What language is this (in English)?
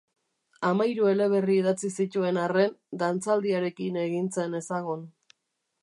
Basque